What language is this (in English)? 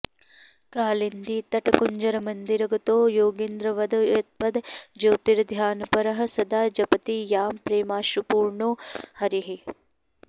Sanskrit